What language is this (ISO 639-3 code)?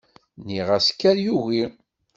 kab